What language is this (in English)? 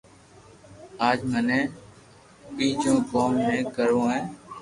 Loarki